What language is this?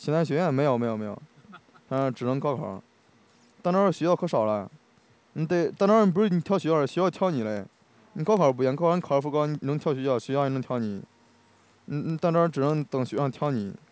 Chinese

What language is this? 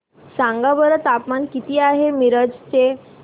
Marathi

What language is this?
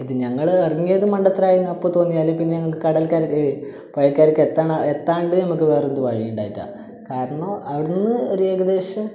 Malayalam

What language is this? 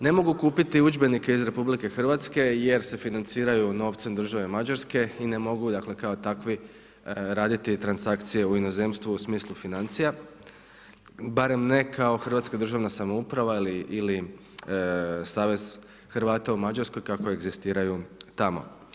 Croatian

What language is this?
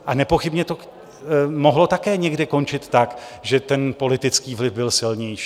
Czech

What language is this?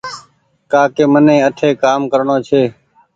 Goaria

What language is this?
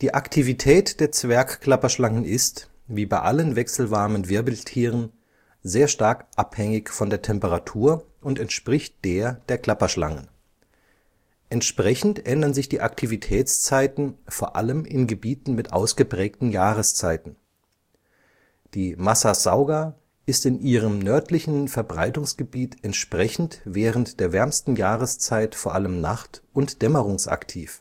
German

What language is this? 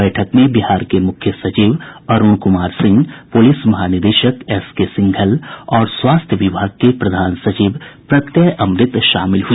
Hindi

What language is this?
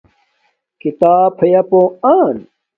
Domaaki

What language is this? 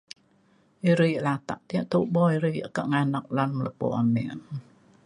Mainstream Kenyah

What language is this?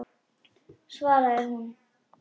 Icelandic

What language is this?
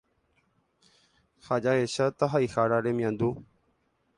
Guarani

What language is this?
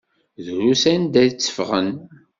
Kabyle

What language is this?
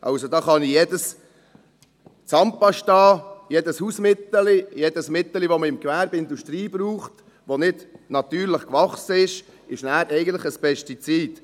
Swiss German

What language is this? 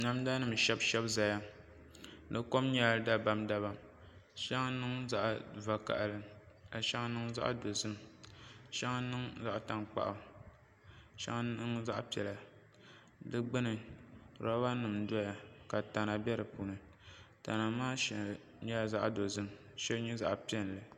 Dagbani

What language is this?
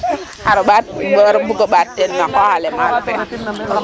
Serer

